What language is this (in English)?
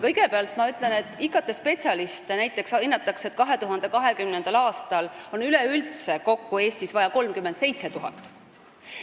Estonian